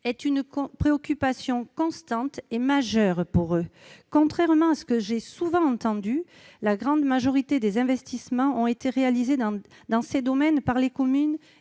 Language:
French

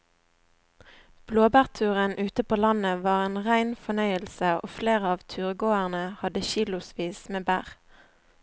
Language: Norwegian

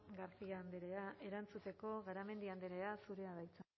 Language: Basque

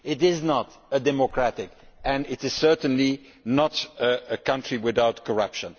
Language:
English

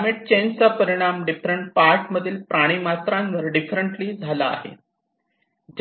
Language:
Marathi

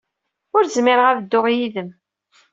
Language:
Kabyle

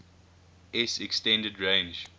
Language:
English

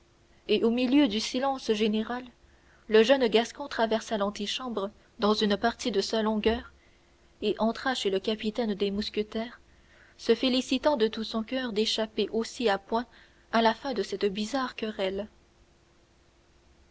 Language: French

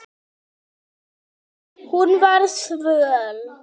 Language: Icelandic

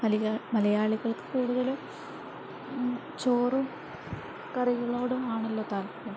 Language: Malayalam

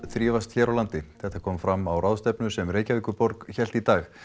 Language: Icelandic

